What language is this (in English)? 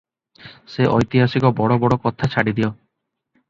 Odia